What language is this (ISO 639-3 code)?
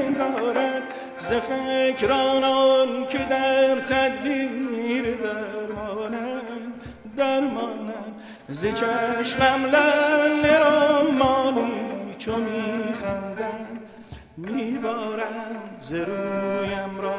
fas